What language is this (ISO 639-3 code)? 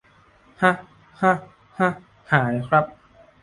tha